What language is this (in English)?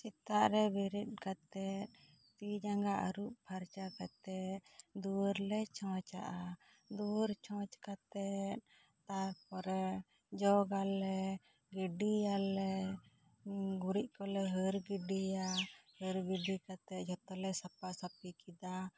Santali